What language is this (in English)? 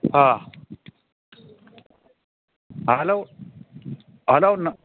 Marathi